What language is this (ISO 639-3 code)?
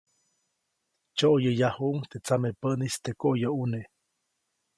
zoc